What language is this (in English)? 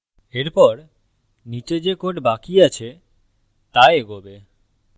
Bangla